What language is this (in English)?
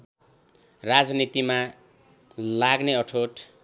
Nepali